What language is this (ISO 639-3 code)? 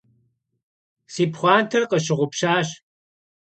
kbd